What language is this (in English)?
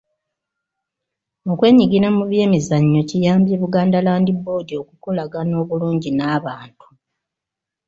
Ganda